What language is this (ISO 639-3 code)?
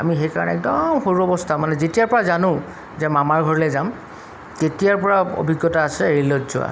asm